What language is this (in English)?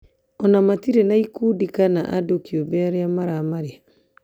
Kikuyu